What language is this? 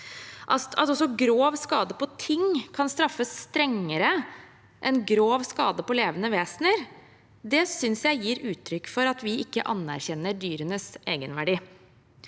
Norwegian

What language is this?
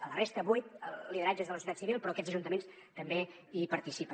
Catalan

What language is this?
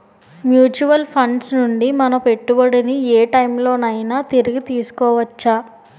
Telugu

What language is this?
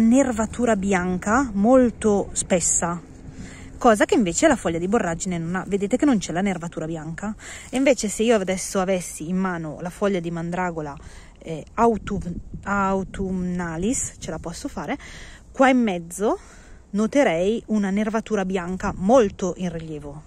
Italian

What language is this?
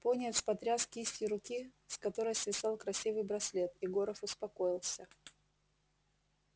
Russian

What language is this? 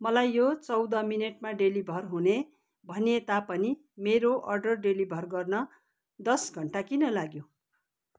Nepali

